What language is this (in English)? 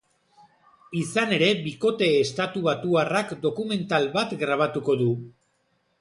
Basque